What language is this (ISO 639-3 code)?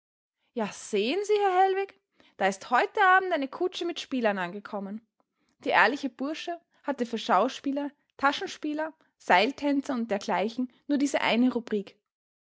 deu